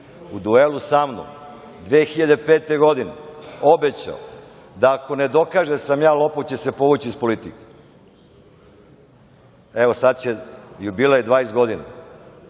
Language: Serbian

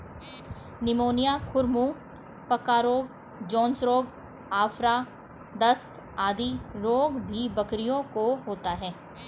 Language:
Hindi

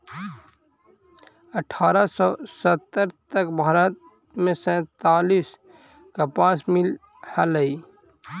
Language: Magahi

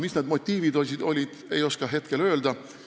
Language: Estonian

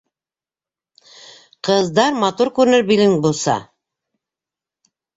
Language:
Bashkir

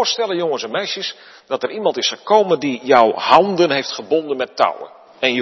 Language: Dutch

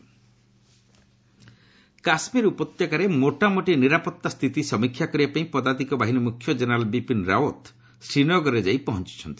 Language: Odia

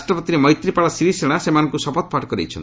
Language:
Odia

